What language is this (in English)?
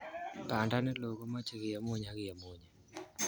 Kalenjin